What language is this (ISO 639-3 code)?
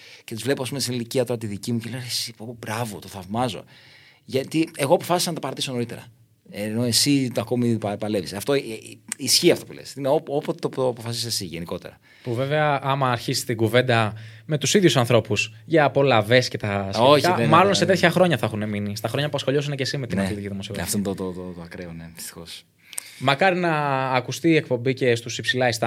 ell